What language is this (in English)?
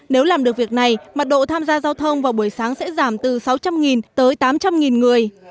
Vietnamese